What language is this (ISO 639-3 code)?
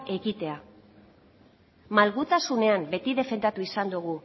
eus